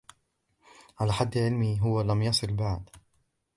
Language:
Arabic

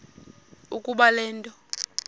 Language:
Xhosa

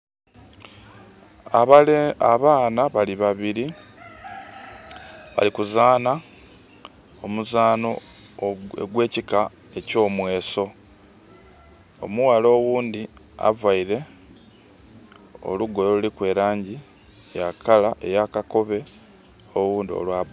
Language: Soga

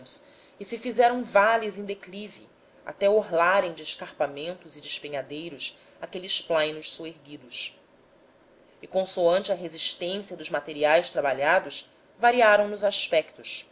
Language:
Portuguese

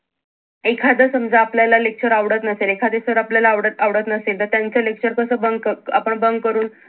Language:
Marathi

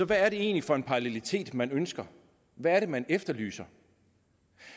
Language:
Danish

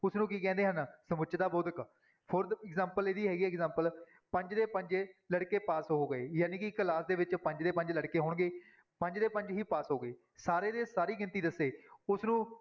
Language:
Punjabi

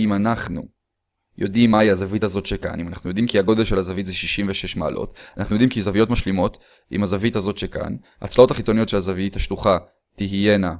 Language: Hebrew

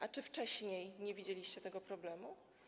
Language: Polish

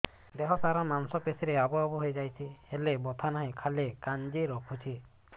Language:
Odia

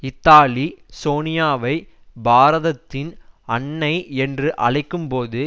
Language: Tamil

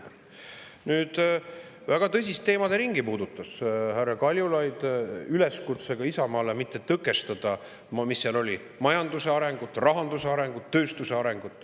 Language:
Estonian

